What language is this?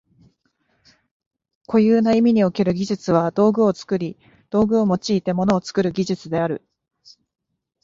Japanese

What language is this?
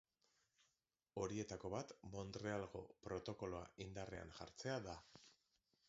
Basque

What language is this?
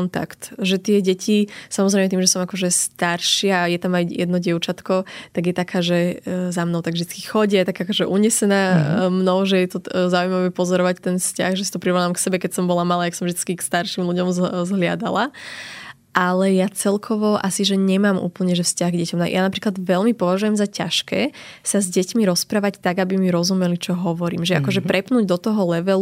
Slovak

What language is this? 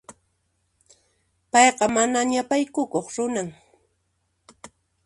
Puno Quechua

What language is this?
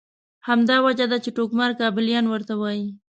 Pashto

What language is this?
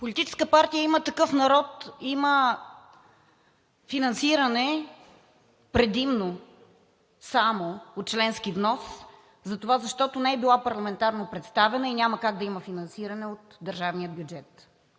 Bulgarian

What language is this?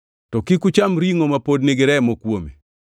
Luo (Kenya and Tanzania)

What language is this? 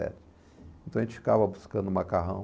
Portuguese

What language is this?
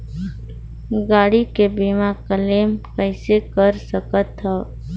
Chhattisgarhi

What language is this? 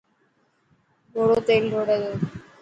Dhatki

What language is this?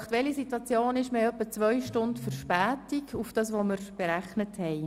Swiss German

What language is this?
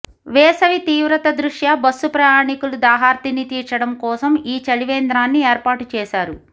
Telugu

